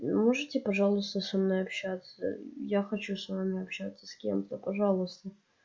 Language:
Russian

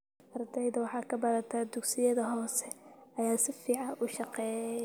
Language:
Somali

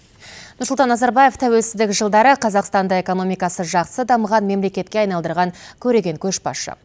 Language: Kazakh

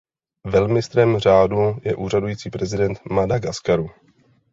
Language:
Czech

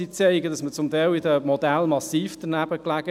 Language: Swiss German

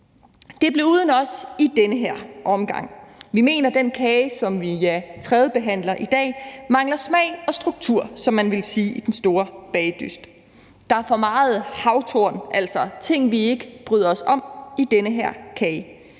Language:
Danish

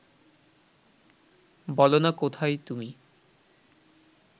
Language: Bangla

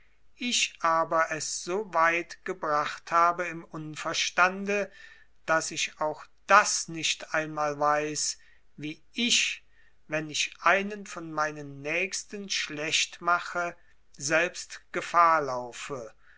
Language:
German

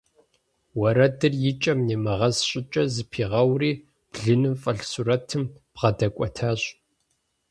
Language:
Kabardian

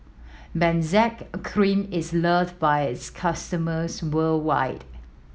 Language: English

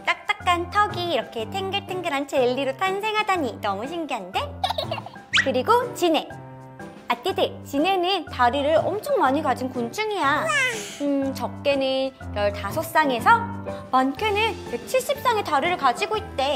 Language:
Korean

